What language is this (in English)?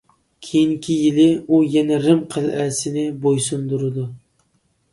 Uyghur